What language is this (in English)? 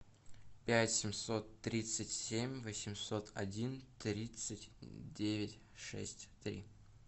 Russian